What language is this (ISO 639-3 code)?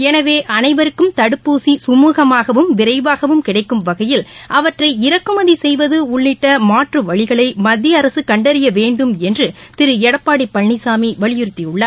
tam